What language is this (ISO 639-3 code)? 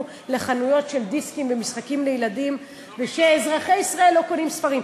heb